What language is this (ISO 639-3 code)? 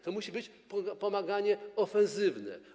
pol